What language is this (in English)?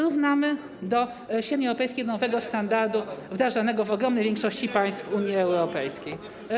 Polish